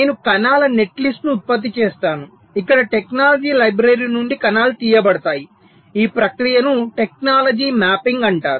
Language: Telugu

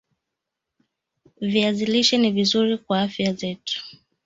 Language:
Swahili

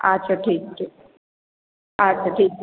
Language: Maithili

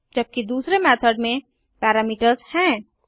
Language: Hindi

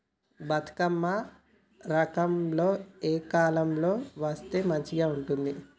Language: Telugu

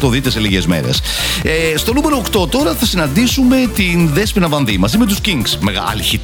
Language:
Greek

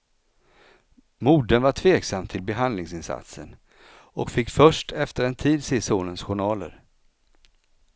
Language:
Swedish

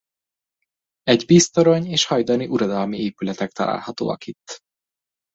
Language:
Hungarian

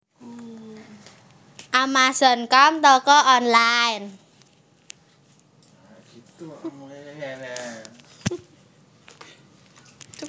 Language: Javanese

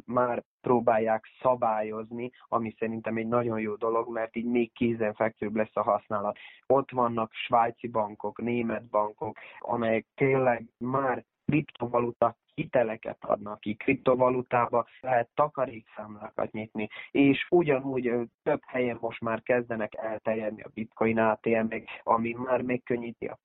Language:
Hungarian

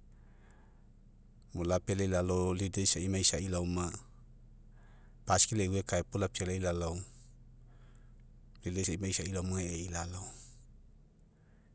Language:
Mekeo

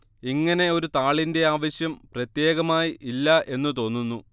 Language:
Malayalam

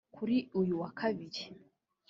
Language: Kinyarwanda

